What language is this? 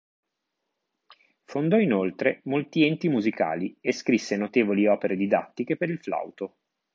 Italian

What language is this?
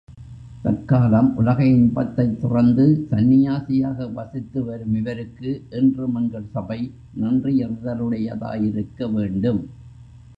Tamil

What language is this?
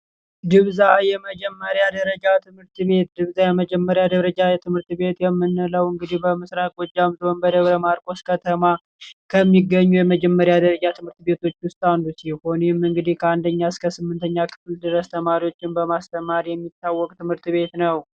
Amharic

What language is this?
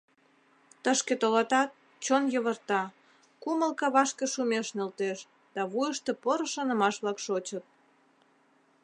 Mari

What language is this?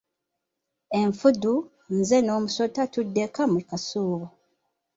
Ganda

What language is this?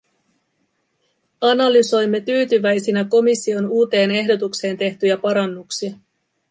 Finnish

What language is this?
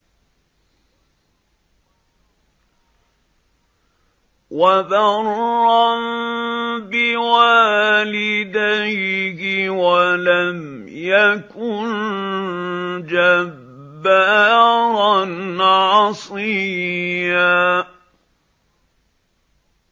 Arabic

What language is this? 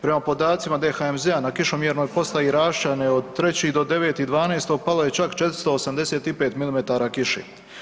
Croatian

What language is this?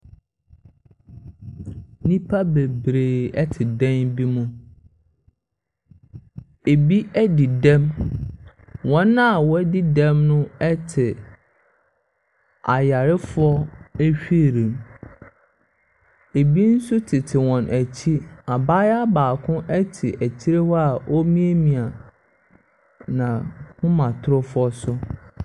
Akan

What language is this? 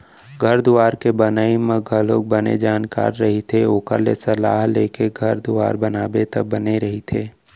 Chhattisgarhi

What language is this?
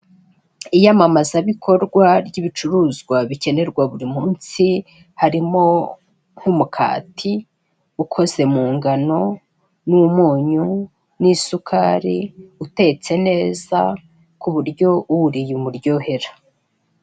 Kinyarwanda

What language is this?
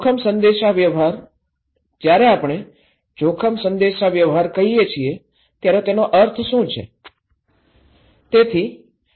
Gujarati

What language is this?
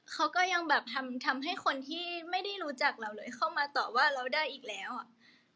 Thai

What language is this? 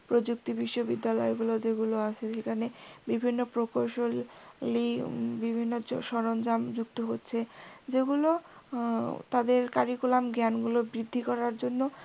Bangla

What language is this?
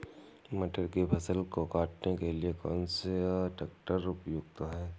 Hindi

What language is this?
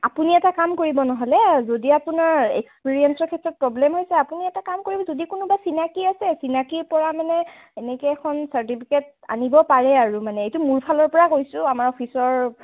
Assamese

